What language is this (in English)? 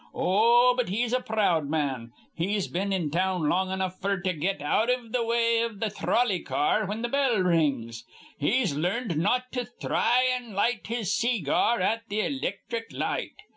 English